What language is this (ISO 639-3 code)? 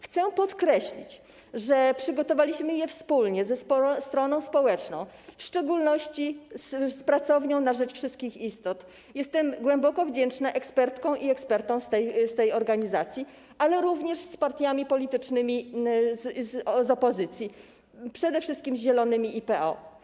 pol